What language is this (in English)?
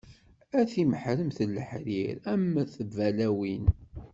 Kabyle